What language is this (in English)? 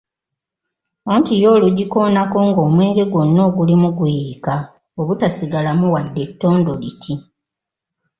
Ganda